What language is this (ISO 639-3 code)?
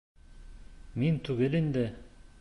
bak